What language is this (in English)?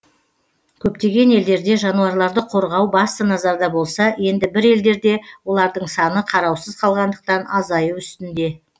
Kazakh